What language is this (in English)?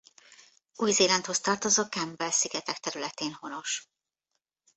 Hungarian